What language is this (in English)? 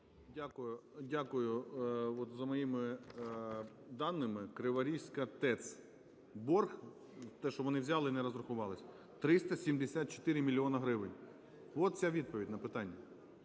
Ukrainian